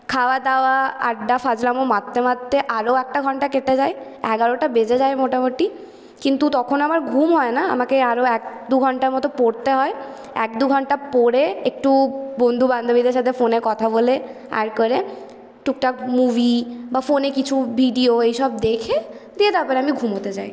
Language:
Bangla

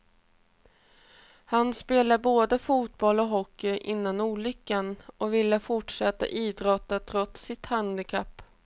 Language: Swedish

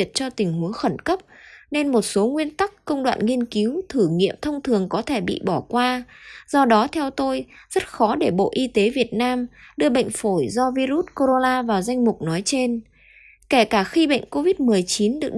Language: Vietnamese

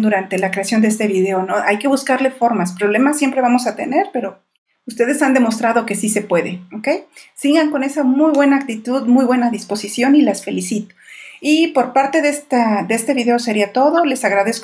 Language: Spanish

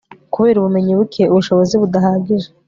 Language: Kinyarwanda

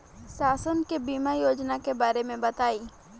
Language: Bhojpuri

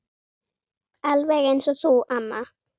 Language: Icelandic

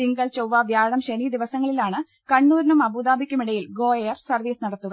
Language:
Malayalam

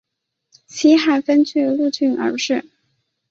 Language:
Chinese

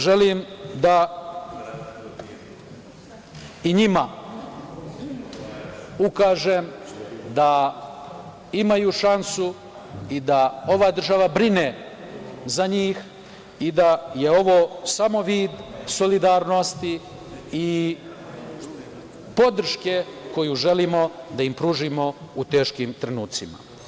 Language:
Serbian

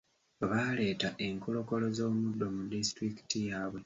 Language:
Ganda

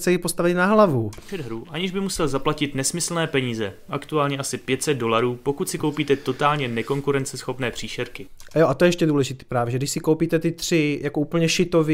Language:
Czech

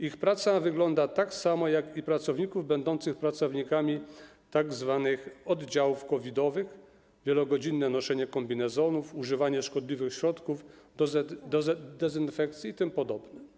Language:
Polish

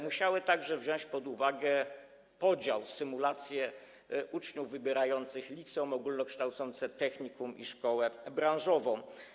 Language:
Polish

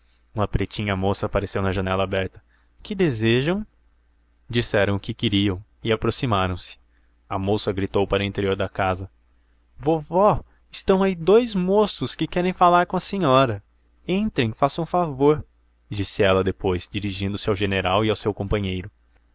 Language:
Portuguese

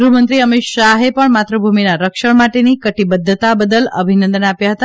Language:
Gujarati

